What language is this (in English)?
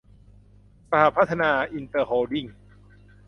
Thai